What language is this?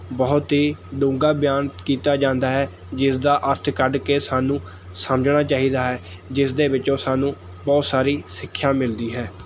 Punjabi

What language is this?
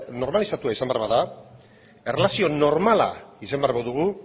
Basque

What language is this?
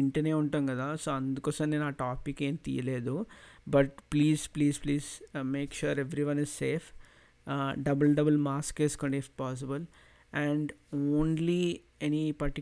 Telugu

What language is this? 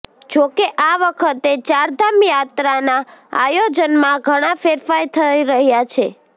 Gujarati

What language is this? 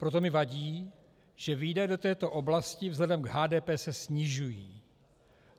Czech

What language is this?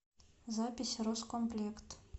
Russian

